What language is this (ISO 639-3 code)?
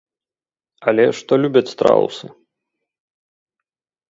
bel